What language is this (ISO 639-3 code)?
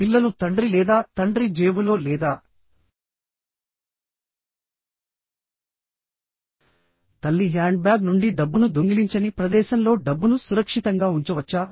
tel